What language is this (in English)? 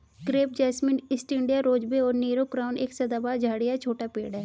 Hindi